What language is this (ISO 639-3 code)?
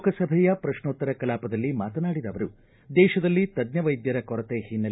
kan